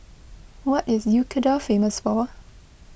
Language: English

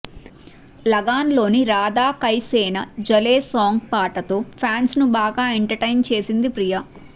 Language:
Telugu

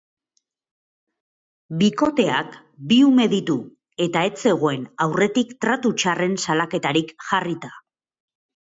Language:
Basque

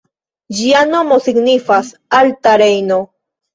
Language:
Esperanto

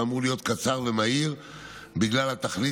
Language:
Hebrew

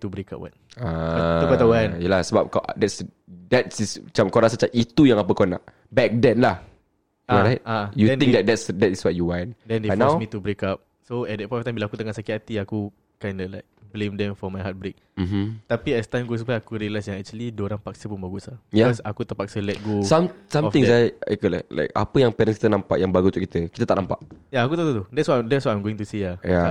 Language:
Malay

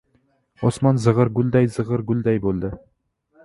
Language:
Uzbek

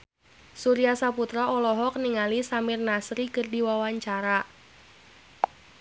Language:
Sundanese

